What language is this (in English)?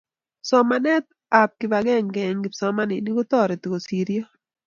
Kalenjin